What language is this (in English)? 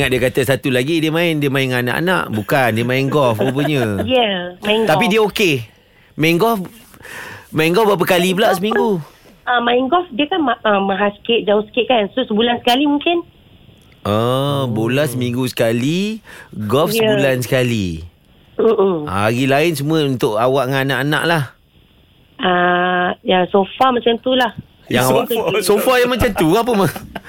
Malay